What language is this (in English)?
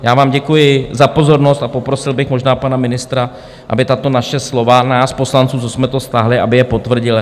Czech